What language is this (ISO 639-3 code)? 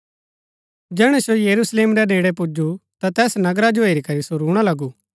gbk